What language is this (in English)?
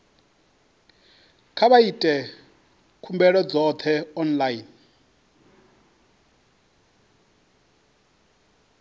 Venda